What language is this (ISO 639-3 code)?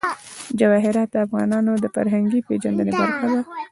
pus